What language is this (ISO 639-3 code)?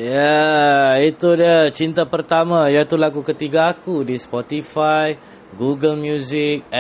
msa